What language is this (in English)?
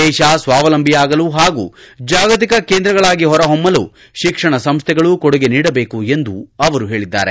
Kannada